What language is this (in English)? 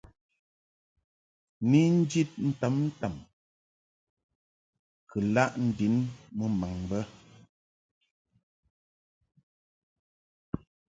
Mungaka